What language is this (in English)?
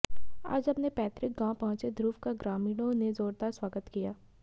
Hindi